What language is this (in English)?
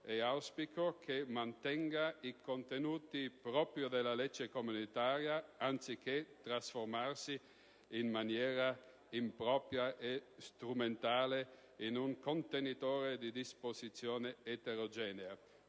Italian